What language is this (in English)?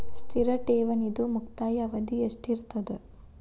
Kannada